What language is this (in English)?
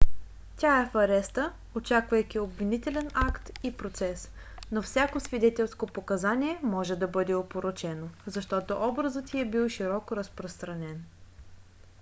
Bulgarian